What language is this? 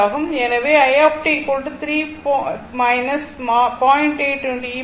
Tamil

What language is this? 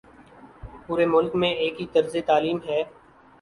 Urdu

